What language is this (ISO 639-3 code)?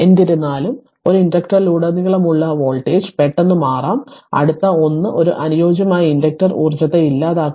mal